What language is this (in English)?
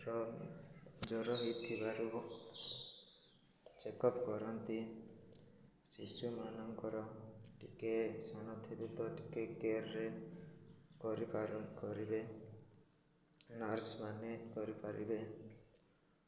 Odia